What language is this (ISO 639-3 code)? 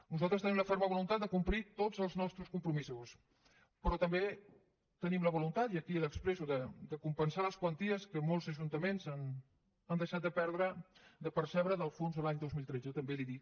cat